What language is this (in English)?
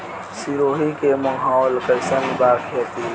Bhojpuri